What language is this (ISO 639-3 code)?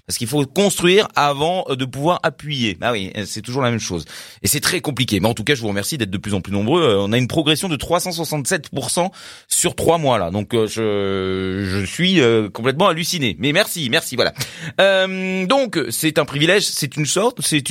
fra